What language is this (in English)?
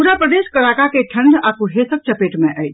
Maithili